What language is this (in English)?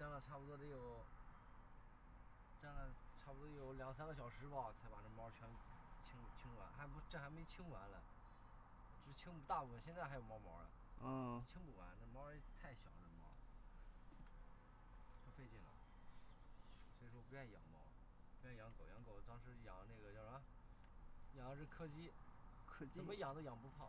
Chinese